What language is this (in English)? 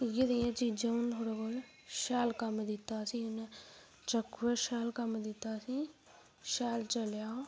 Dogri